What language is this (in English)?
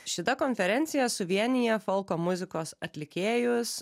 Lithuanian